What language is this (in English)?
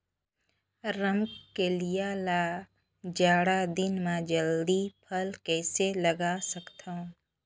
Chhattisgarhi